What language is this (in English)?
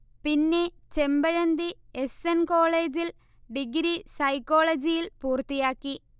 Malayalam